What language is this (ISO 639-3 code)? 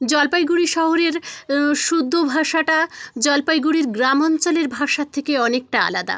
ben